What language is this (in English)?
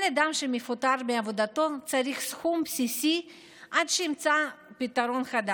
Hebrew